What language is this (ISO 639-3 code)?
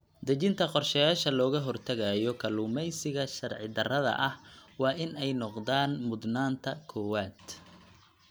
som